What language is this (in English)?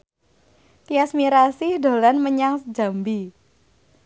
Javanese